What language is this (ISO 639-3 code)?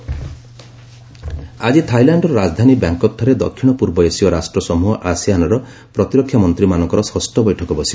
ori